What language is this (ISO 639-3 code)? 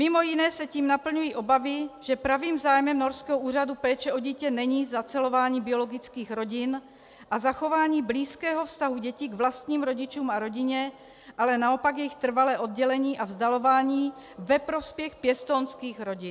ces